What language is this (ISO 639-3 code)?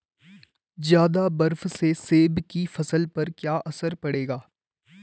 hin